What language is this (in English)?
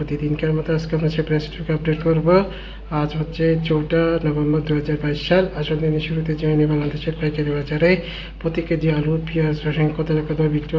Romanian